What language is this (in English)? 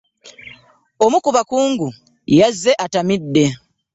Ganda